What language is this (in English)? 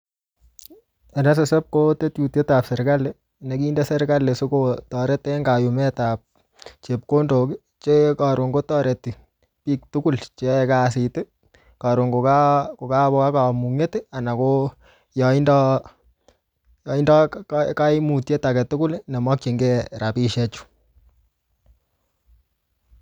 Kalenjin